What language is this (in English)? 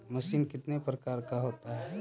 Magahi